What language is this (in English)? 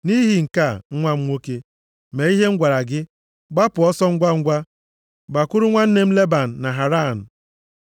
Igbo